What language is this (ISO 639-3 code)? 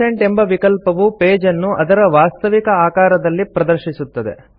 kan